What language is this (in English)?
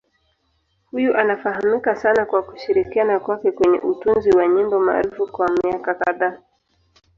Swahili